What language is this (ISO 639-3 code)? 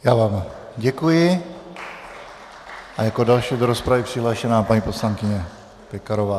ces